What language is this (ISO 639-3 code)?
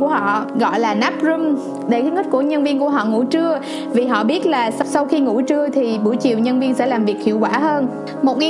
vie